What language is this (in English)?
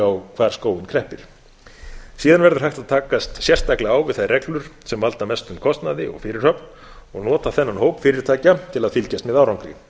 Icelandic